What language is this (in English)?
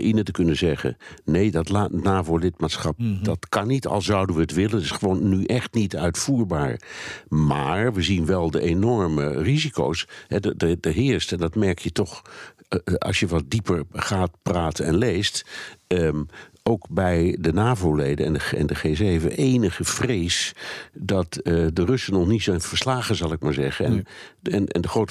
Dutch